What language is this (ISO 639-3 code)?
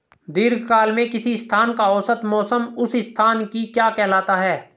hin